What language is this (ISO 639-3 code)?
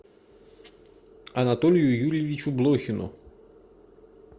rus